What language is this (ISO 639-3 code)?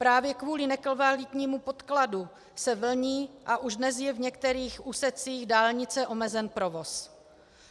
ces